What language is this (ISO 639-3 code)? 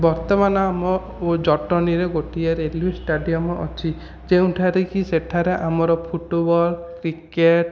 ori